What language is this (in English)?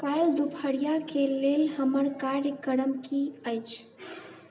Maithili